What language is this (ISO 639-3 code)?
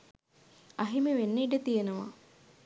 sin